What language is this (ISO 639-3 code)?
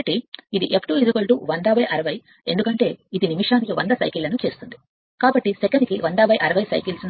tel